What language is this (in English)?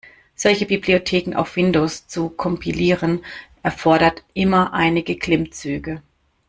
German